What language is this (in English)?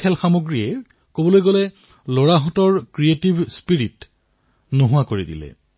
Assamese